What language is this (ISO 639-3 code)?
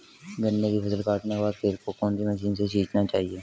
hin